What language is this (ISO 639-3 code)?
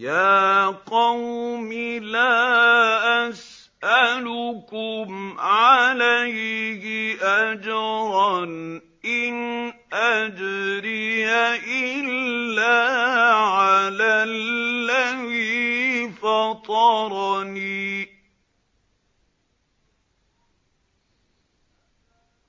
ara